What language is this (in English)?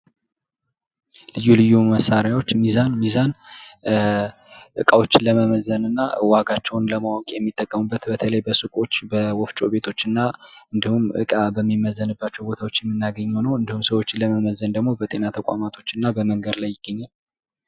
Amharic